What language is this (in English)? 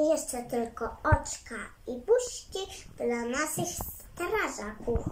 Polish